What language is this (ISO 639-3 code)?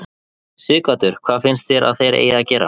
isl